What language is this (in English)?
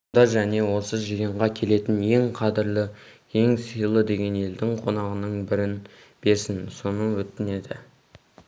Kazakh